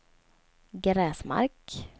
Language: Swedish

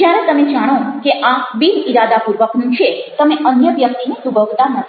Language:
Gujarati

